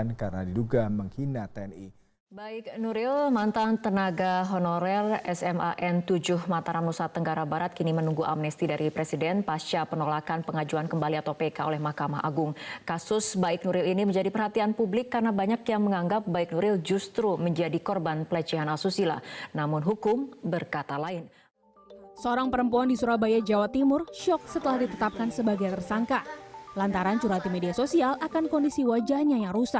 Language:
Indonesian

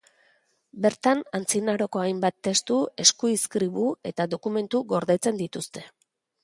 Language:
Basque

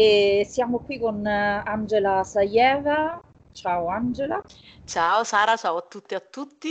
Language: Italian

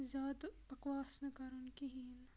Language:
Kashmiri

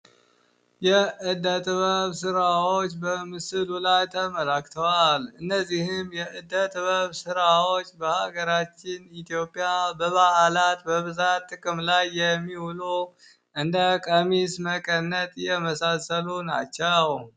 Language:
Amharic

